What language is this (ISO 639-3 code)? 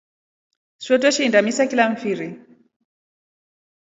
rof